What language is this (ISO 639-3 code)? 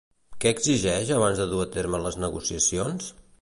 cat